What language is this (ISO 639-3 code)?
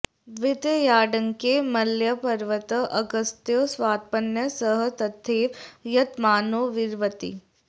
san